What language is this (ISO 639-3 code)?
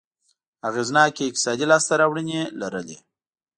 pus